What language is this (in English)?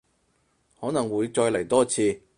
Cantonese